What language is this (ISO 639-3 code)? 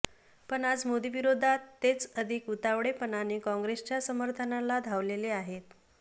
mar